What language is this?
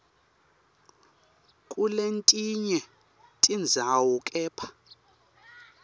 Swati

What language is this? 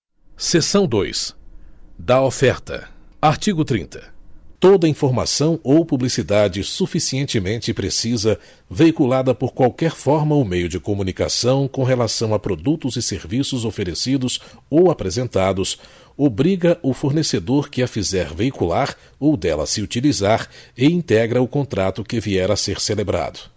Portuguese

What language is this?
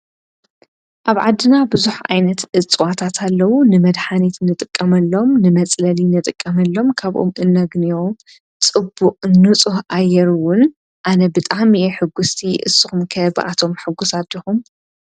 Tigrinya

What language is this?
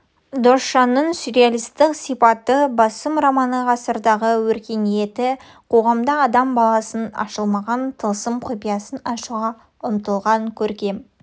Kazakh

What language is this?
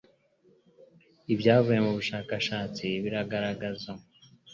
Kinyarwanda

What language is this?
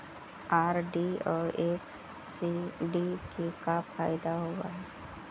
Magahi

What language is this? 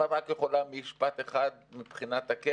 Hebrew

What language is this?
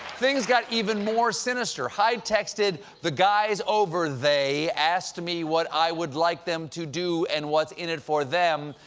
English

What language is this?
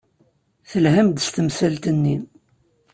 Kabyle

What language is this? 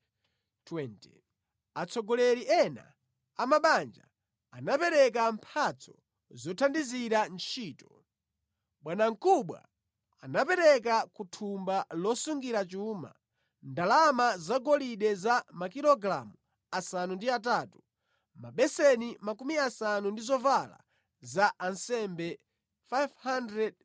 Nyanja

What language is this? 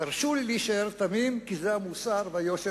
Hebrew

